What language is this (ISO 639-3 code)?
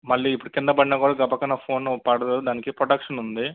tel